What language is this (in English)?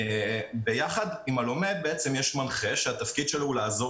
Hebrew